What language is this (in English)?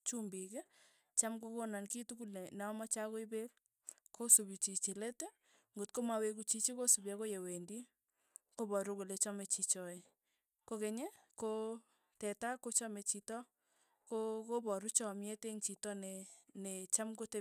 Tugen